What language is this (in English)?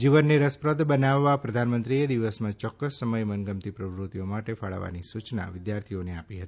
Gujarati